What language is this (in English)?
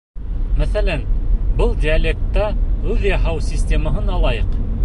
Bashkir